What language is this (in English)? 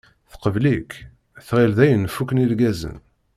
Kabyle